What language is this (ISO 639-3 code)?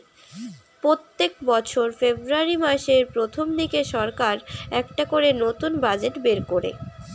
ben